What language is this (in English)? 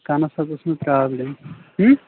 Kashmiri